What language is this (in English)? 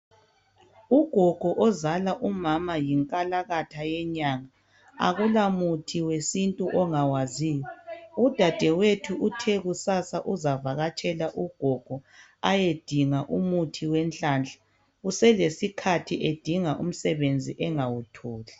North Ndebele